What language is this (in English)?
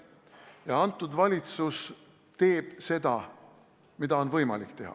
Estonian